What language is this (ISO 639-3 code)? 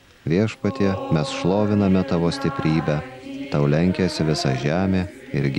lit